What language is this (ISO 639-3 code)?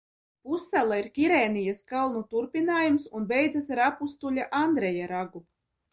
lav